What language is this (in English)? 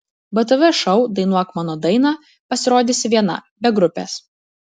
Lithuanian